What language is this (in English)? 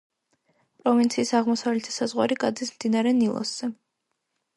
Georgian